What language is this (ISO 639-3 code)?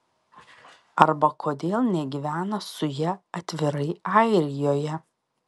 lit